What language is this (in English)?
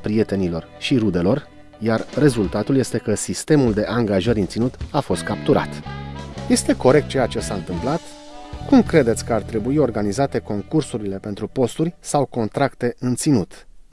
Romanian